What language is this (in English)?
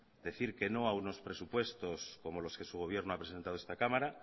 Spanish